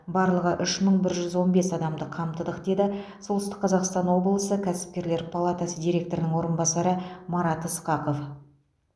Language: Kazakh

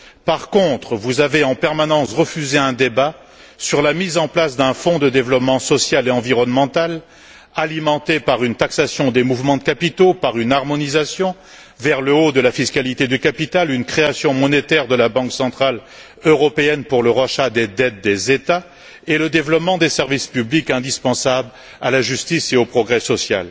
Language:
French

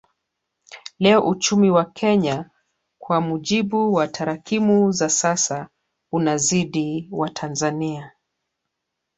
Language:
Swahili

